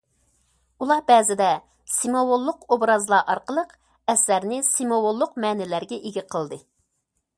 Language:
Uyghur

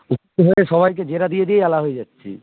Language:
Bangla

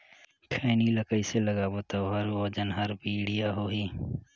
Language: Chhattisgarhi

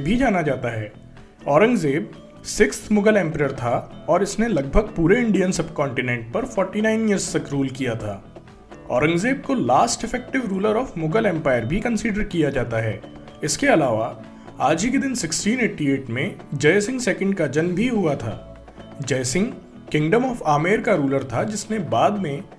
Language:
Hindi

